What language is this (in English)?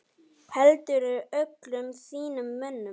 Icelandic